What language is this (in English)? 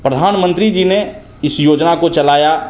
Hindi